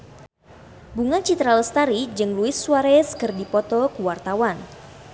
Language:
Sundanese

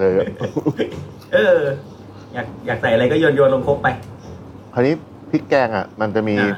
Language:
Thai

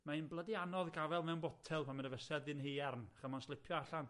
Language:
Welsh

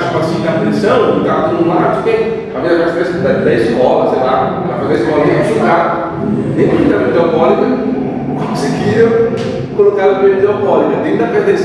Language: Portuguese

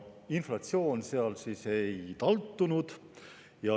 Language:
Estonian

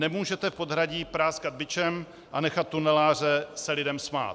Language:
Czech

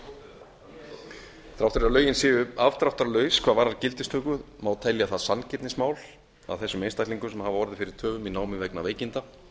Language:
Icelandic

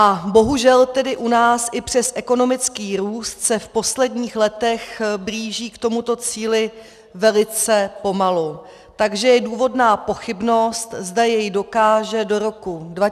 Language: Czech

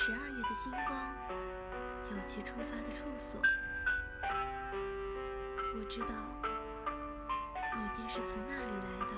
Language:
Chinese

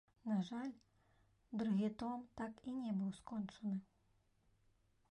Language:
Belarusian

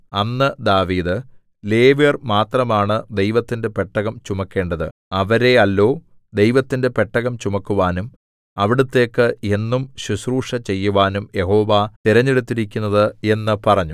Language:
Malayalam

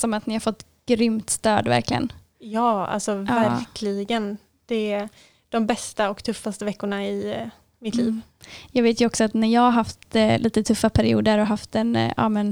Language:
Swedish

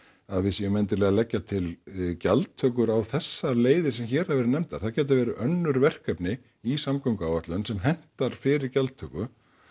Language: Icelandic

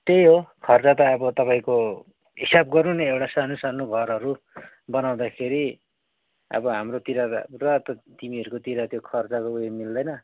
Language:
Nepali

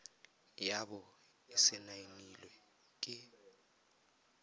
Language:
Tswana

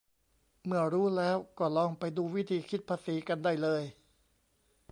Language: Thai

